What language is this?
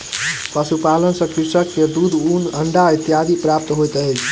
Maithili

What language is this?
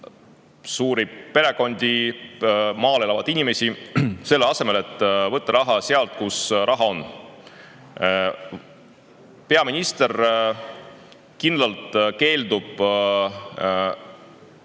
Estonian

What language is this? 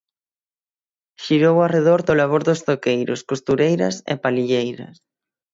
Galician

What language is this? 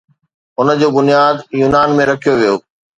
Sindhi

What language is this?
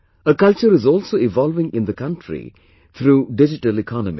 English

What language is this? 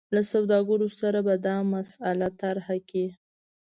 Pashto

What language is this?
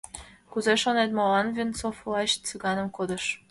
Mari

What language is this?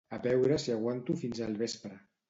Catalan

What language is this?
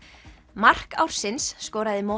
Icelandic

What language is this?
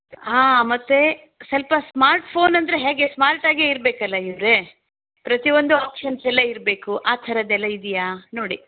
Kannada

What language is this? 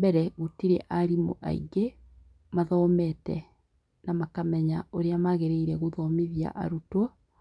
Kikuyu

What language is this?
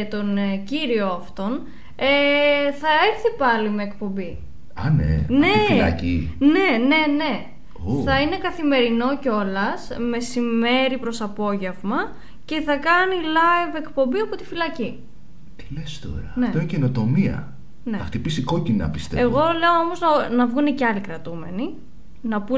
Greek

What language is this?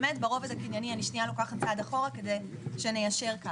Hebrew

